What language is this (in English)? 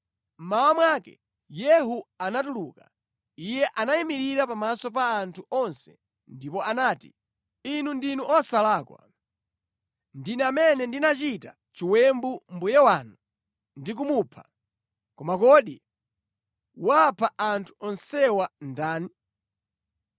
Nyanja